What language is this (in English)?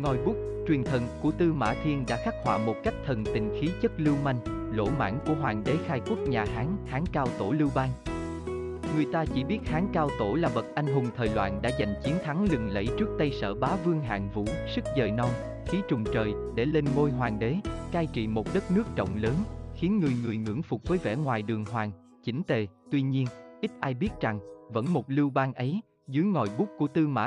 Vietnamese